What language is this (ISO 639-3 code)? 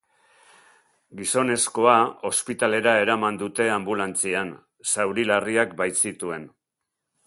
eus